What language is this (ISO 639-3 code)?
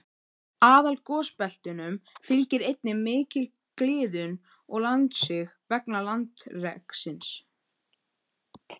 isl